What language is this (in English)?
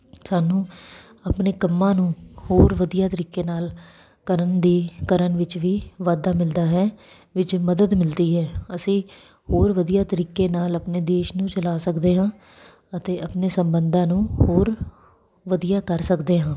Punjabi